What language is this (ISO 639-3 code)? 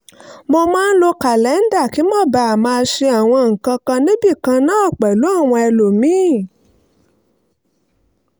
yor